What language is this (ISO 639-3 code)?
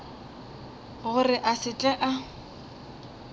nso